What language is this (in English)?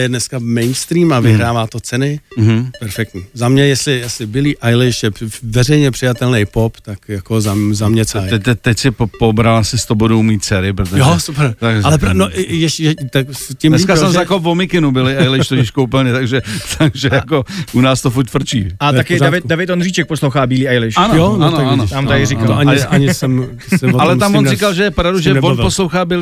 Czech